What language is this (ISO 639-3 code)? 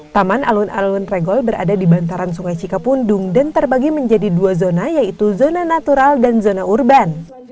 ind